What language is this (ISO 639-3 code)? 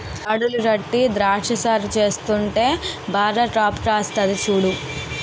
tel